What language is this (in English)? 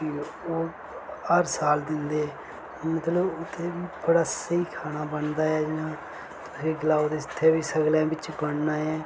Dogri